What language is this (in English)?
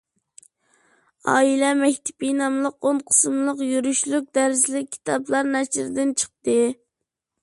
Uyghur